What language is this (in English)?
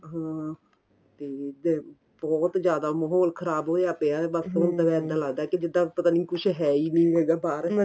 Punjabi